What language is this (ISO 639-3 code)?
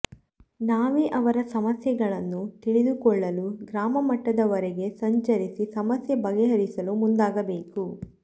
kan